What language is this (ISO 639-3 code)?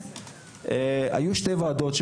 heb